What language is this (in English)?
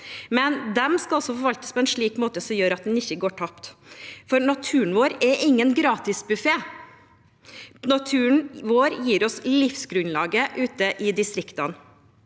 Norwegian